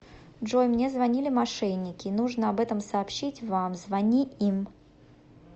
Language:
Russian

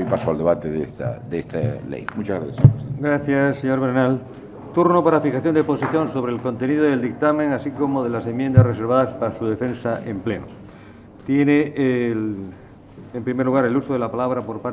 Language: Spanish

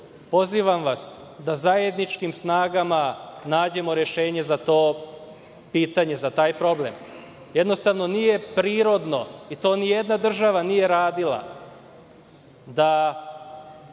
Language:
Serbian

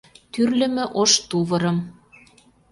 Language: Mari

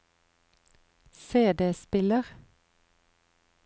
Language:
Norwegian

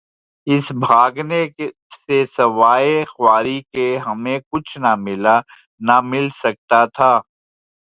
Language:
Urdu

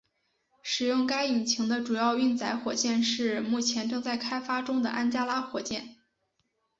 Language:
Chinese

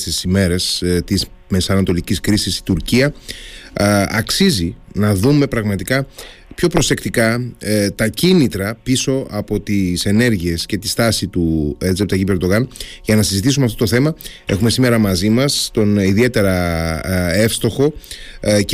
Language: Greek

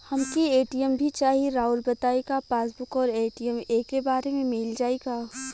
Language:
Bhojpuri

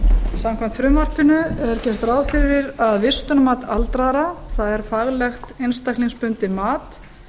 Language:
Icelandic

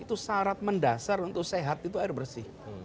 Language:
Indonesian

